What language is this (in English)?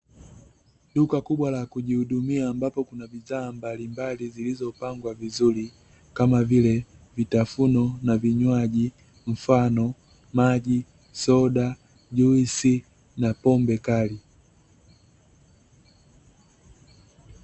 Swahili